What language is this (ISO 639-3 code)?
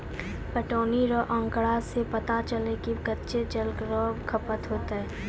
mai